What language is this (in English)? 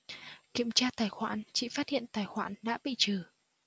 Vietnamese